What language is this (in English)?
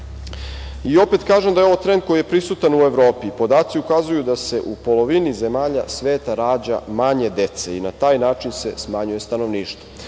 Serbian